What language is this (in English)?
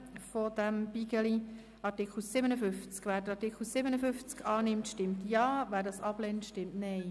Swiss German